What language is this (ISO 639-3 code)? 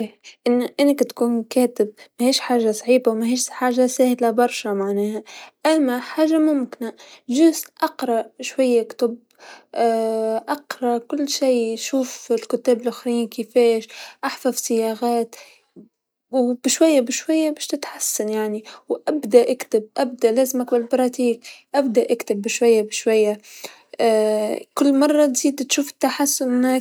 aeb